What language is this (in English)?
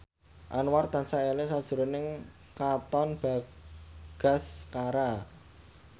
Javanese